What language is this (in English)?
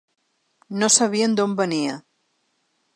Catalan